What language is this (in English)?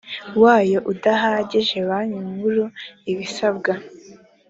Kinyarwanda